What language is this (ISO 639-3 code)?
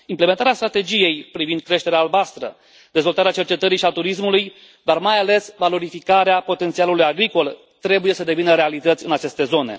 ron